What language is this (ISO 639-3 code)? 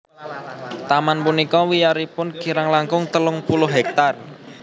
jav